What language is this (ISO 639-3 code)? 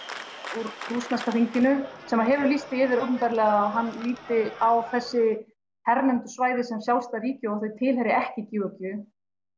isl